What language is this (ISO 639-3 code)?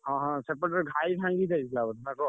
ori